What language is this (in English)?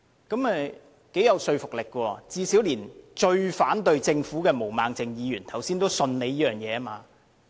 Cantonese